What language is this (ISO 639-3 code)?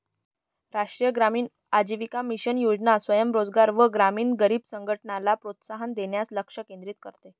mar